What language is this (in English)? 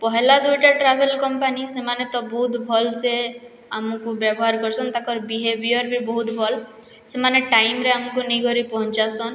Odia